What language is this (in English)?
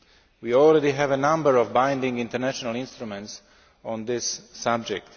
English